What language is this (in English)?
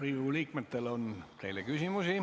Estonian